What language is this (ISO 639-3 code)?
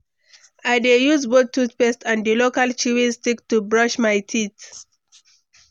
pcm